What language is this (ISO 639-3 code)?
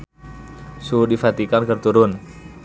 sun